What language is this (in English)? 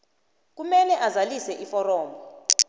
South Ndebele